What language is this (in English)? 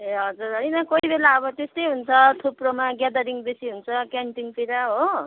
Nepali